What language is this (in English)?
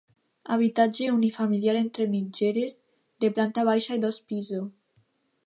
Catalan